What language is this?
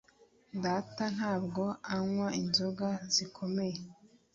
Kinyarwanda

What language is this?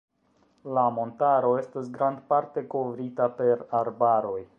Esperanto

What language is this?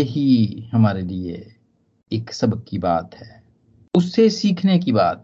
Hindi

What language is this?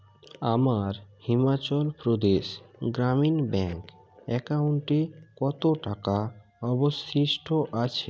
Bangla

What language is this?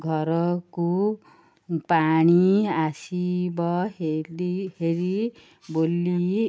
Odia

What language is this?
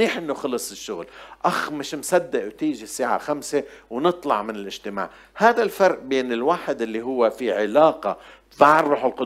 Arabic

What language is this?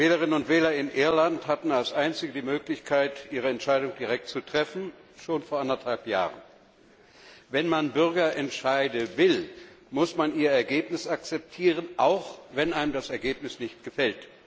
German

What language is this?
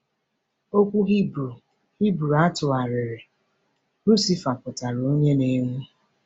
Igbo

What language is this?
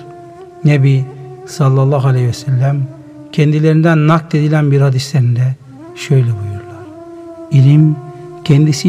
Turkish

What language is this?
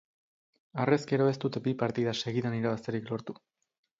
Basque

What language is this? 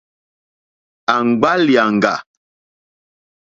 Mokpwe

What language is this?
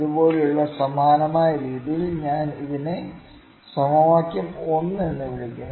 Malayalam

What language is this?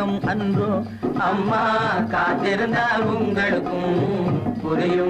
Hindi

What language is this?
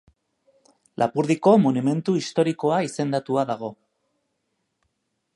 Basque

